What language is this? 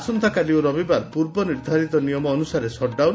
Odia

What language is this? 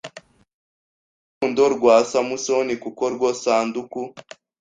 Kinyarwanda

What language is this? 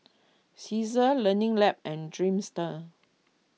English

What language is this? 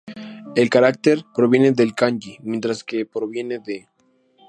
Spanish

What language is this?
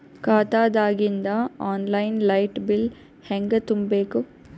Kannada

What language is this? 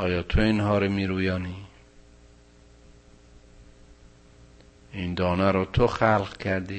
Persian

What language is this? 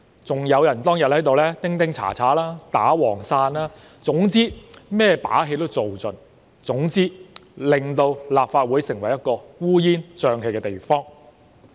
Cantonese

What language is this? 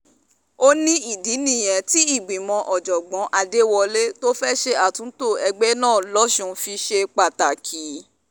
Yoruba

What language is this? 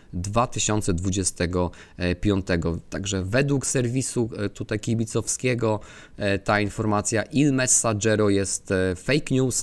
Polish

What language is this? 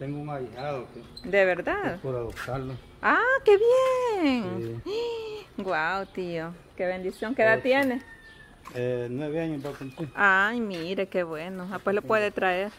Spanish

